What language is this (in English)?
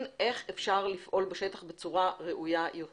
Hebrew